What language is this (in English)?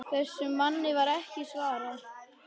Icelandic